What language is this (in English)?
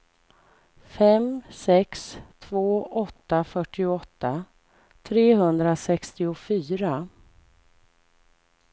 Swedish